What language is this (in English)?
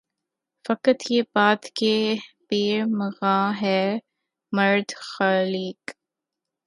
Urdu